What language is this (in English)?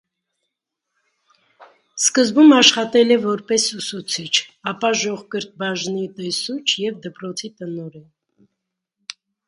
Armenian